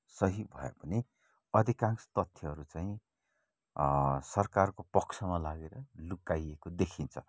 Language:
Nepali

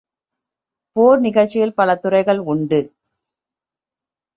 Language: Tamil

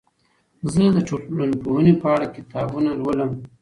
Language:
Pashto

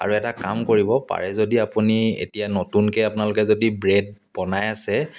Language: Assamese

